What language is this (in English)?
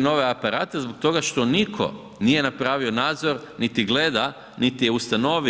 Croatian